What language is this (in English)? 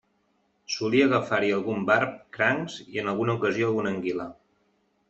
Catalan